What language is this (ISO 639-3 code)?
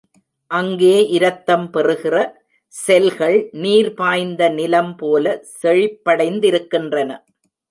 tam